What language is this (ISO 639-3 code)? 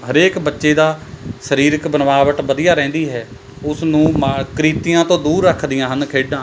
pan